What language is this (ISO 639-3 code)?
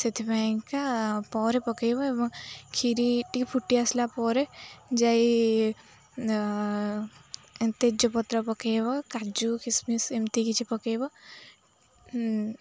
ori